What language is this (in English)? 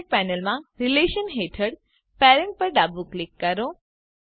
Gujarati